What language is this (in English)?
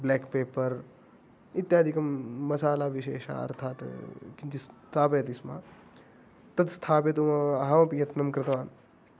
Sanskrit